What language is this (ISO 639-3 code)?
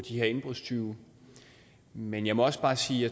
dan